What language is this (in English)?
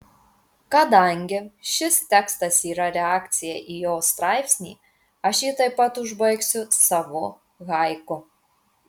Lithuanian